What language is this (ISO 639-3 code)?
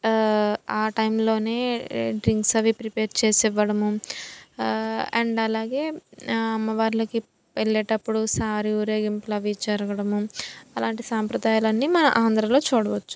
tel